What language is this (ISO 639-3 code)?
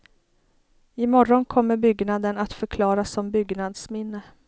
swe